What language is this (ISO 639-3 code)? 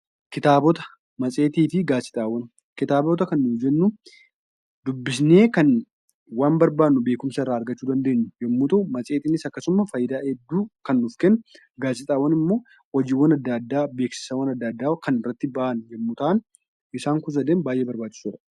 orm